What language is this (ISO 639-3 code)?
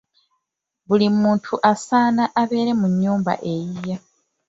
lug